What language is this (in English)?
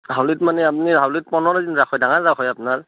Assamese